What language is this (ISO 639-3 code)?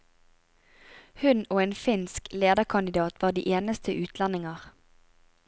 nor